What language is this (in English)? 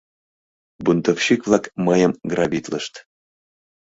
Mari